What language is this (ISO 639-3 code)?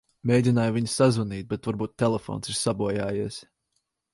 lav